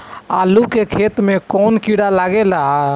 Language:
Bhojpuri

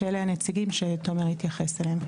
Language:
Hebrew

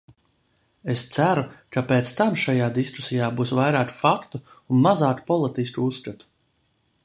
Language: Latvian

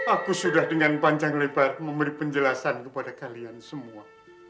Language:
Indonesian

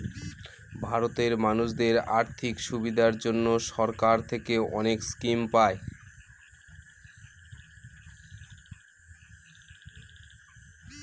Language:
Bangla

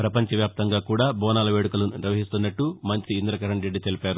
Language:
Telugu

